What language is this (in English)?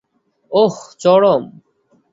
Bangla